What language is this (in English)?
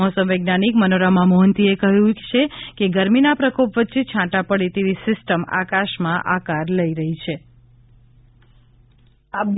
Gujarati